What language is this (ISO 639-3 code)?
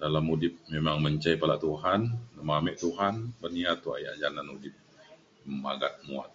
xkl